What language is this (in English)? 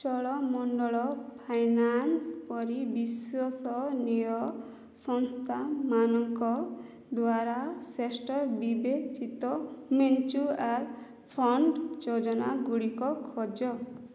Odia